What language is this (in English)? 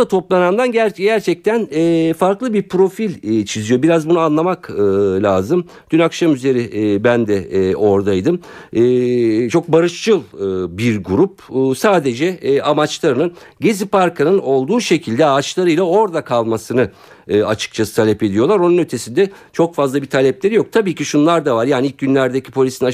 Turkish